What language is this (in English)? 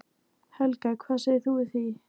Icelandic